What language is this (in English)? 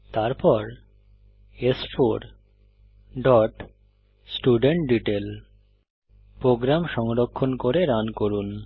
Bangla